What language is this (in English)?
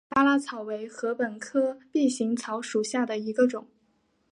Chinese